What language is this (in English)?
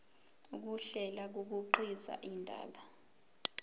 Zulu